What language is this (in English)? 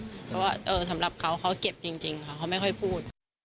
Thai